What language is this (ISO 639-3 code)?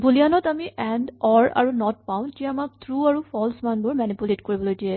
asm